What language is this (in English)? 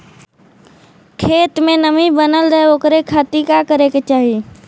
Bhojpuri